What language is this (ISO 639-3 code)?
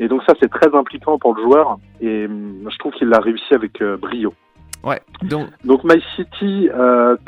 fra